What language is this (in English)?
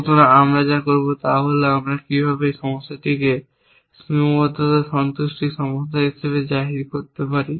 Bangla